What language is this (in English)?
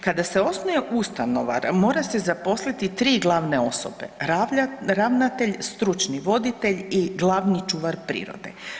Croatian